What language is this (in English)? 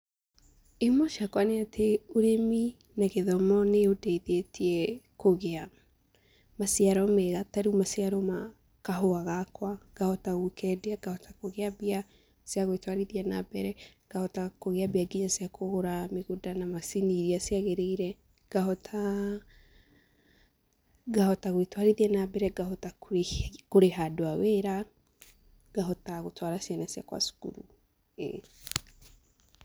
Kikuyu